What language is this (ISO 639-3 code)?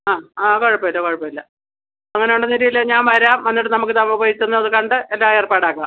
mal